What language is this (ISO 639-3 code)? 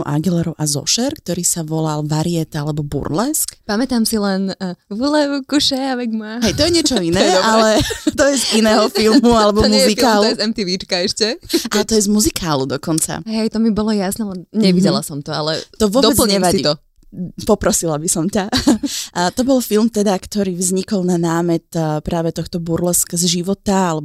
slk